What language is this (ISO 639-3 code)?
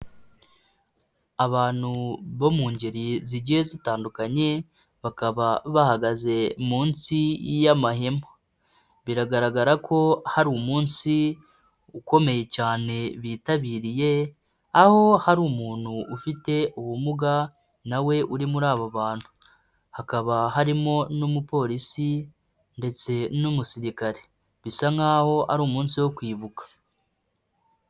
kin